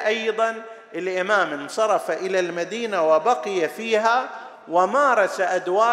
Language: Arabic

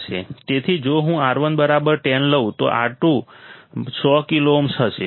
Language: Gujarati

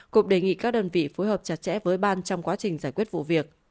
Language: Vietnamese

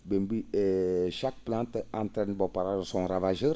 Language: Fula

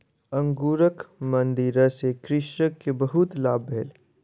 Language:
Maithili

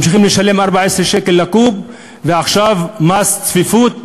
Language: Hebrew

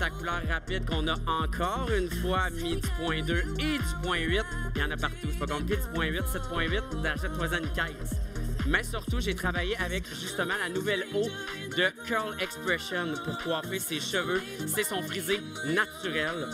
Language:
French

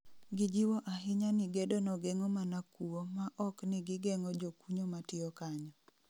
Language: Luo (Kenya and Tanzania)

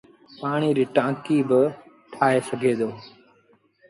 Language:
Sindhi Bhil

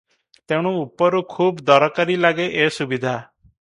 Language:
Odia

